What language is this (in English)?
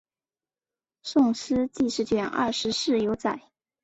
Chinese